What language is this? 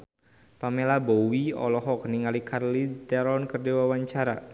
Sundanese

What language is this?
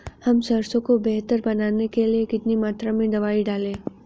Hindi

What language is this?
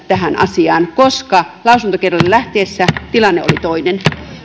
Finnish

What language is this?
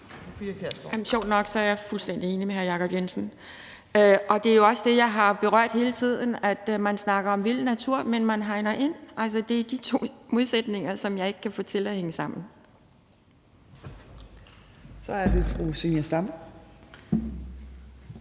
Danish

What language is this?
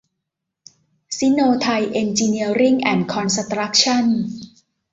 Thai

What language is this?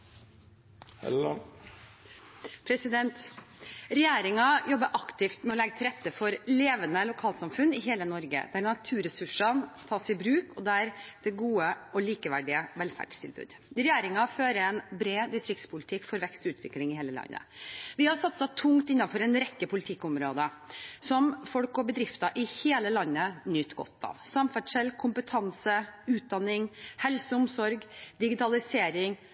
Norwegian Bokmål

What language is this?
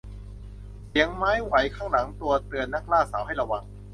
Thai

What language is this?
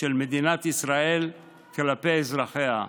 Hebrew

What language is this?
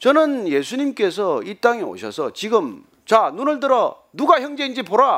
Korean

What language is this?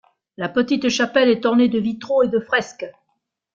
French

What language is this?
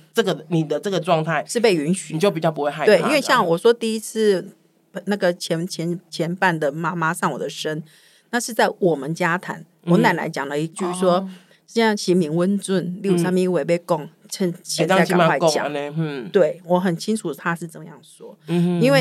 Chinese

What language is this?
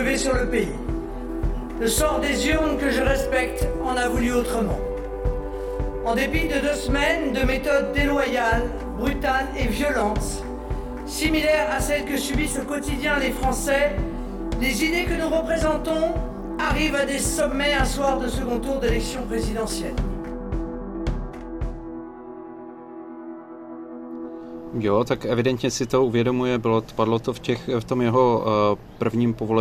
Czech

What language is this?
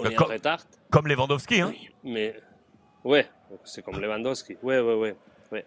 French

